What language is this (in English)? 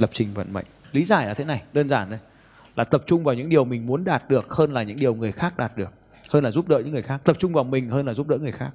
Vietnamese